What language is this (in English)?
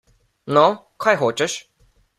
Slovenian